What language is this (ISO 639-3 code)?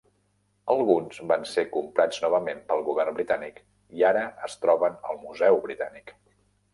cat